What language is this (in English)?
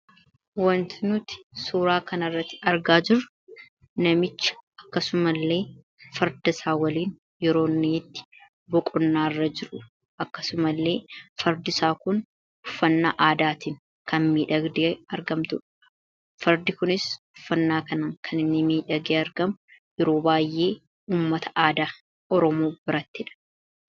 Oromo